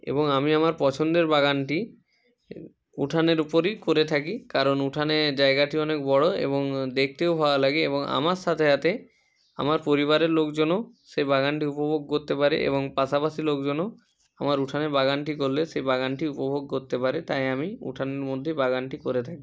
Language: Bangla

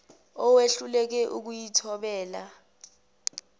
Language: Zulu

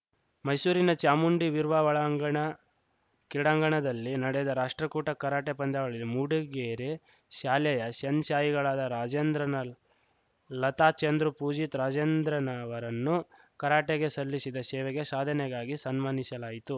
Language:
Kannada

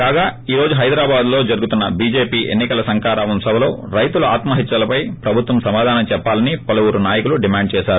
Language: Telugu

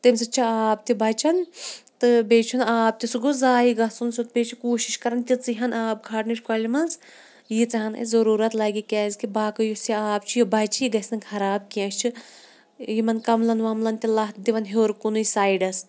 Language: Kashmiri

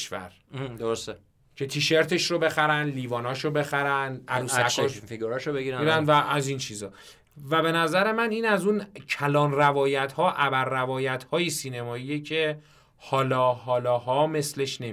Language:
Persian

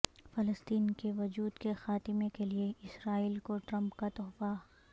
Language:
Urdu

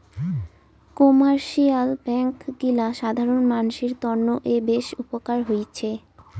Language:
Bangla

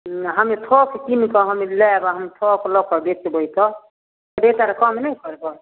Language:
Maithili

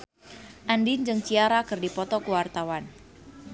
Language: Sundanese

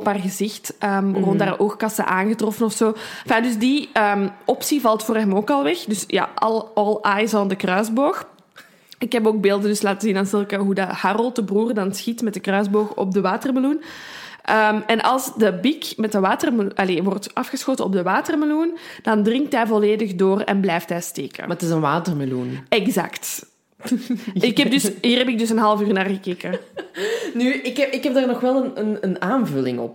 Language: Dutch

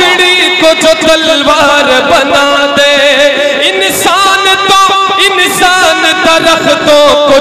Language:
Arabic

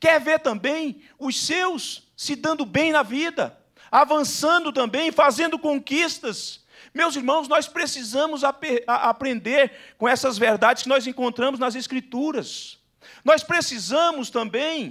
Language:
Portuguese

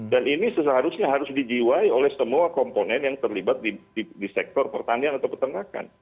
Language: Indonesian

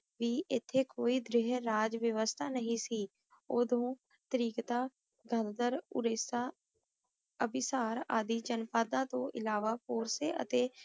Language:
Punjabi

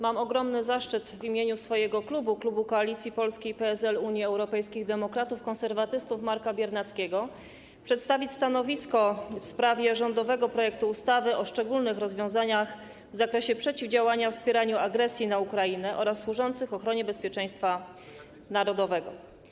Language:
Polish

